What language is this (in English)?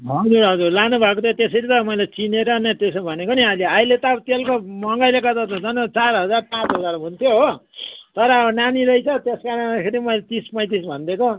Nepali